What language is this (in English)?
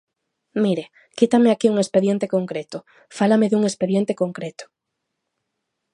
Galician